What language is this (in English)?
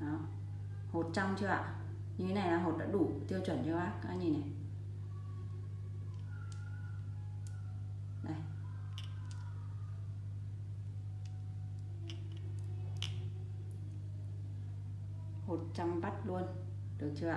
Vietnamese